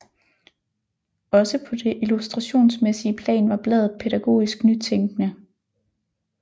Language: Danish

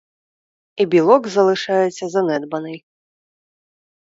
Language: Ukrainian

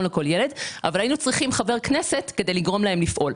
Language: Hebrew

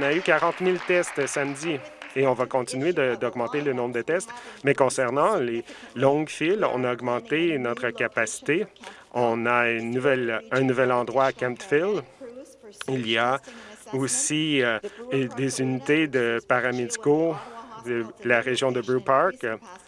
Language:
French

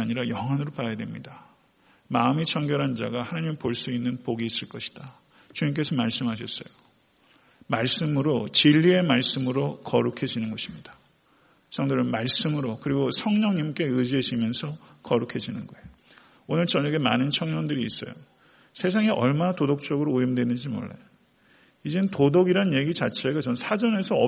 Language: Korean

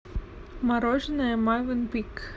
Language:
Russian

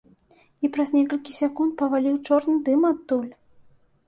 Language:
Belarusian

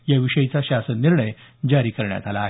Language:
Marathi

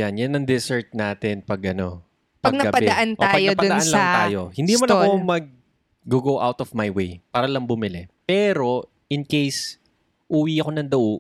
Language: Filipino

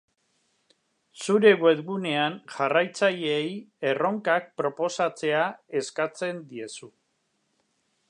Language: Basque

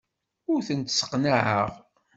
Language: Kabyle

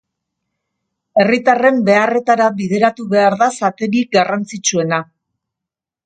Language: Basque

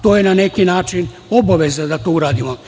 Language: Serbian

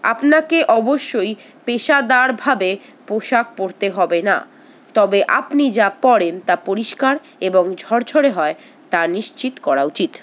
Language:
Bangla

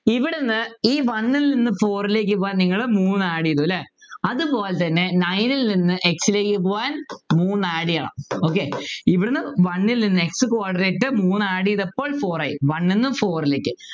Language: Malayalam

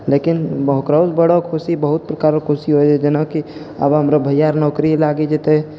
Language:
Maithili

